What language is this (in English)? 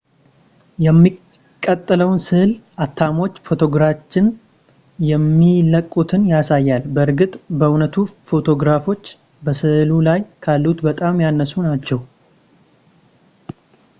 Amharic